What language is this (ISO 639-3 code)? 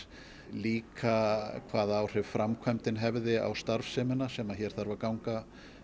isl